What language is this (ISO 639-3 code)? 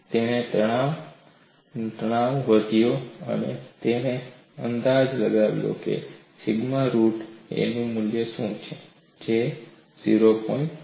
guj